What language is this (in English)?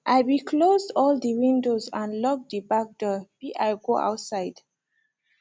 Nigerian Pidgin